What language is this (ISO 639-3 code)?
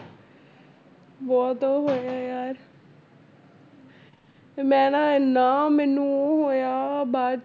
pan